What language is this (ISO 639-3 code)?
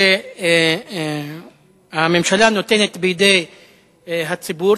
heb